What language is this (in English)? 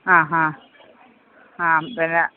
Malayalam